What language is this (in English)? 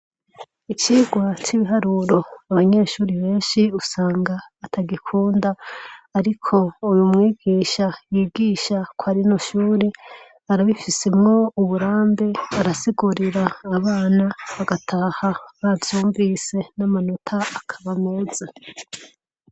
Rundi